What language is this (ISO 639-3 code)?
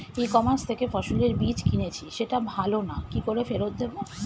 ben